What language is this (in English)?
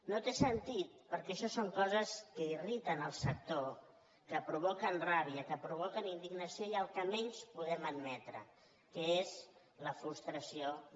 Catalan